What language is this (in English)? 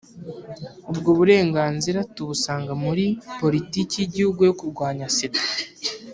Kinyarwanda